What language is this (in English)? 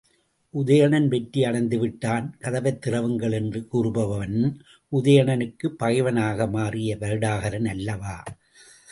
Tamil